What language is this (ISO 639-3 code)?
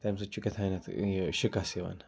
kas